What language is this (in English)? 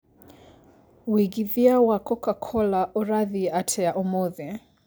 Kikuyu